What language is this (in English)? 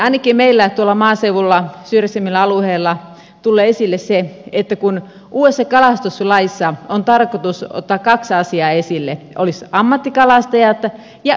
Finnish